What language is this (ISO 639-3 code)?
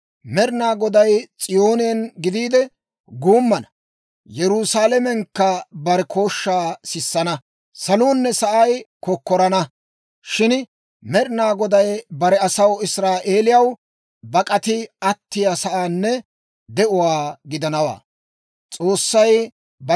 dwr